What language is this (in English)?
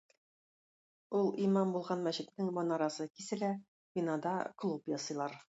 Tatar